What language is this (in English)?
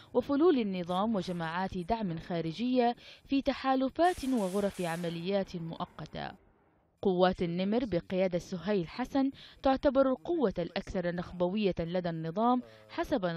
Arabic